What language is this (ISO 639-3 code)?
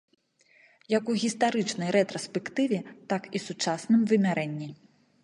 bel